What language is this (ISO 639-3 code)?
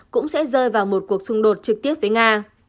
vie